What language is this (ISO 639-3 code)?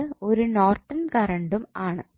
mal